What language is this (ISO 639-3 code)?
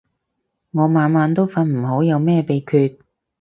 yue